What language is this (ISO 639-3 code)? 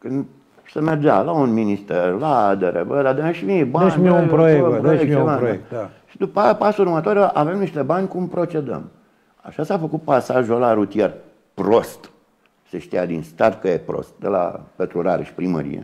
ron